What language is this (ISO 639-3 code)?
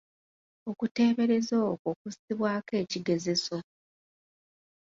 lug